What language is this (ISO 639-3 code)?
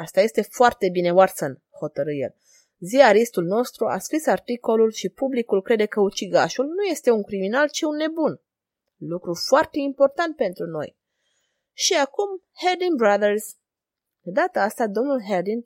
ron